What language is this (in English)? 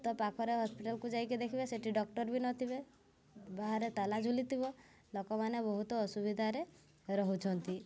Odia